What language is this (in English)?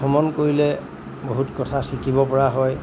Assamese